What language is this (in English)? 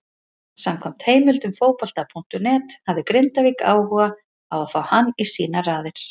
Icelandic